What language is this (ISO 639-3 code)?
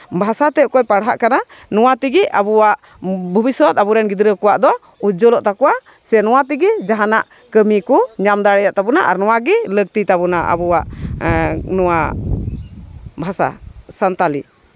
sat